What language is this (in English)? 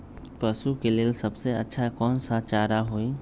Magahi